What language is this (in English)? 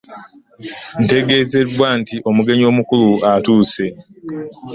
Ganda